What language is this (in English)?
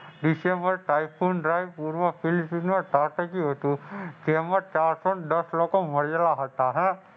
Gujarati